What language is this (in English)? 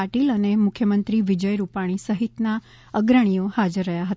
Gujarati